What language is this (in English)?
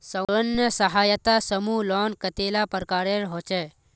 Magahi